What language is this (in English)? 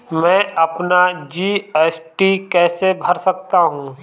Hindi